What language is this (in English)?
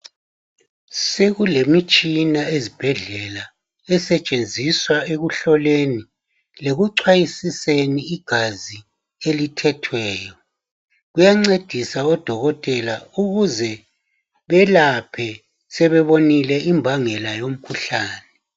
North Ndebele